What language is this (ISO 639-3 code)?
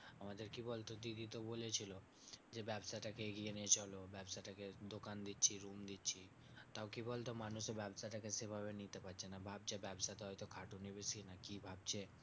ben